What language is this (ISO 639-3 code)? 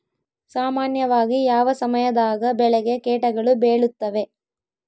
kan